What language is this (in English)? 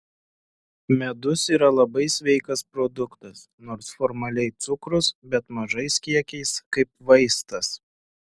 Lithuanian